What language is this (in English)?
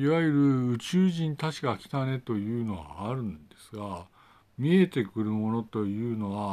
Japanese